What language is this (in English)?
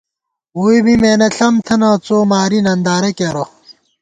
Gawar-Bati